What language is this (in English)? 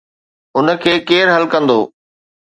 Sindhi